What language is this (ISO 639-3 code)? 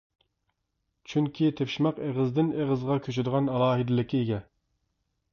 uig